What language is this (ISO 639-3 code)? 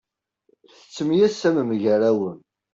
kab